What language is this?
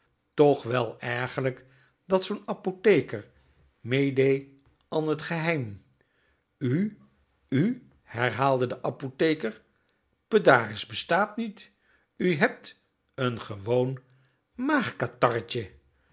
Dutch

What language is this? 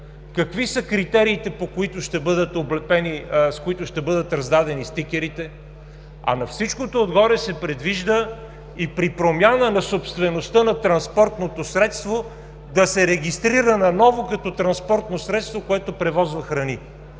Bulgarian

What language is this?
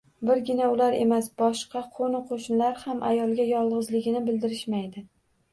Uzbek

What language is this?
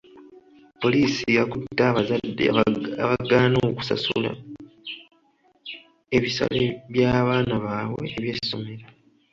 Ganda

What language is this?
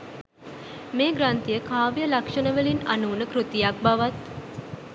Sinhala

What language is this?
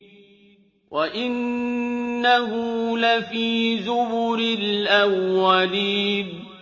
Arabic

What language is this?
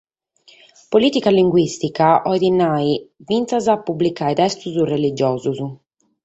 Sardinian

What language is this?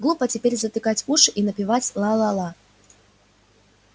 Russian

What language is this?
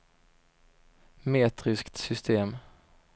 Swedish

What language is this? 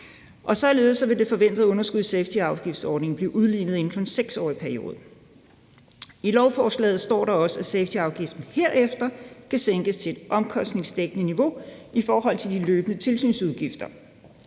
Danish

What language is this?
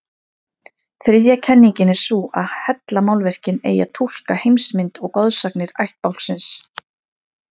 Icelandic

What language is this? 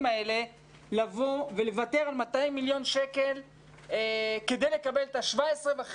Hebrew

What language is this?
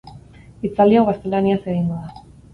Basque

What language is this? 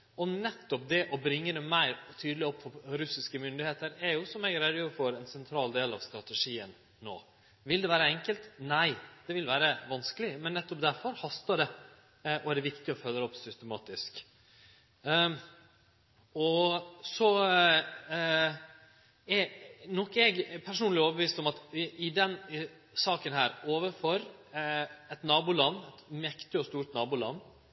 Norwegian Nynorsk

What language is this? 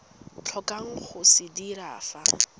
Tswana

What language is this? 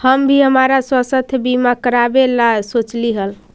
Magahi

